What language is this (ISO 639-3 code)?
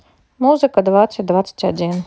rus